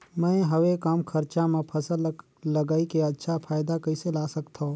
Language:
Chhattisgarhi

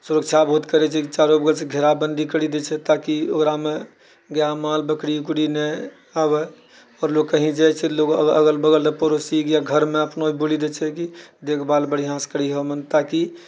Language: Maithili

